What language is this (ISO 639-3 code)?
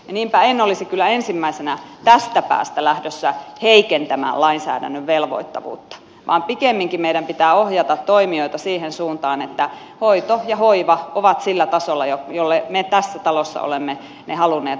fin